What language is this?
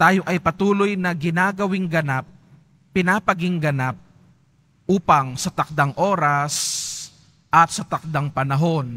Filipino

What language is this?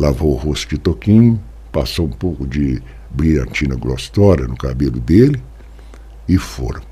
Portuguese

